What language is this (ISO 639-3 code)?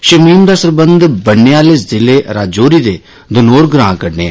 doi